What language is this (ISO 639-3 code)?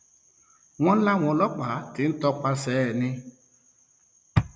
yor